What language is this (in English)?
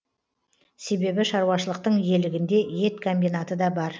Kazakh